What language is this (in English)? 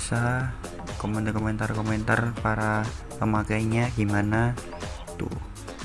Indonesian